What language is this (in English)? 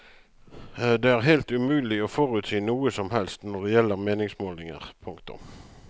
Norwegian